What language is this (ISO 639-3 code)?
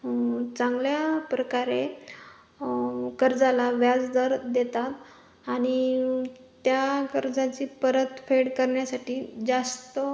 mar